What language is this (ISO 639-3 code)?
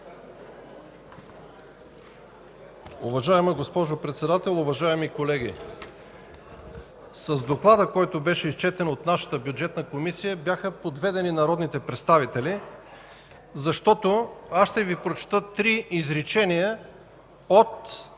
bul